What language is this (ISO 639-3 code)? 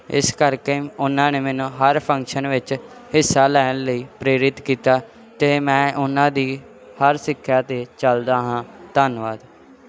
pan